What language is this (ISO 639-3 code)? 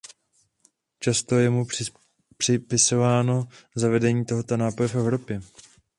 ces